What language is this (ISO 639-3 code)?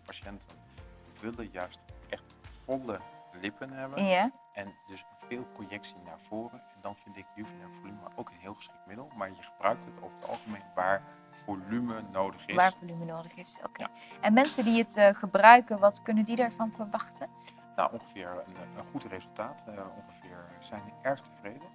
nld